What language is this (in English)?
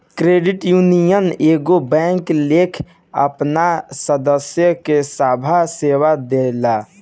Bhojpuri